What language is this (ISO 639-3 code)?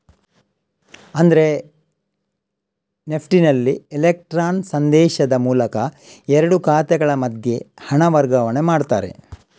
kan